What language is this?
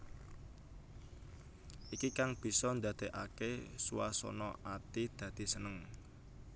Javanese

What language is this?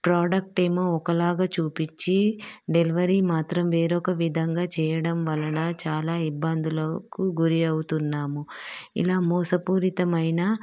Telugu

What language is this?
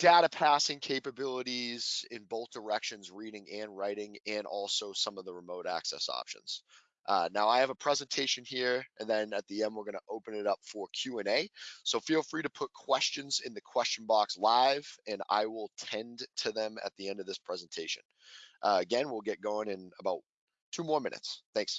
English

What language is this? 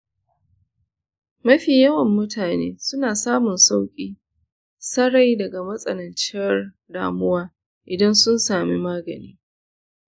Hausa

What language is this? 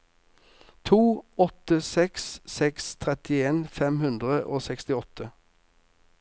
Norwegian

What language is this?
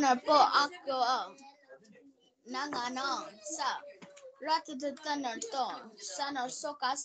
Romanian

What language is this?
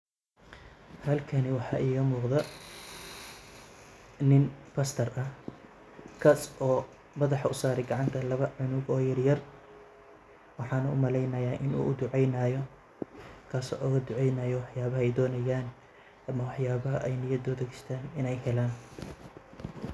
Somali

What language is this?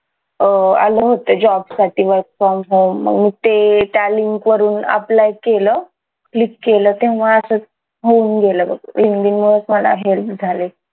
Marathi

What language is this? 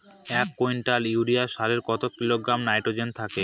Bangla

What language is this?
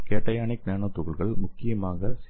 Tamil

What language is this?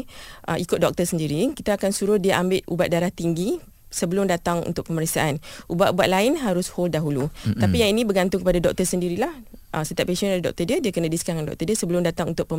Malay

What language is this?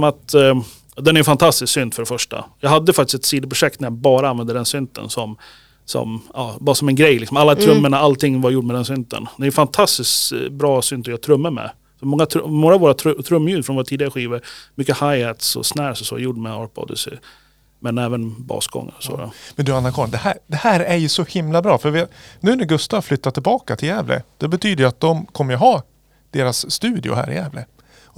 Swedish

